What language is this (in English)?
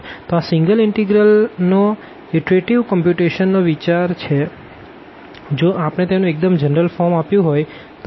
Gujarati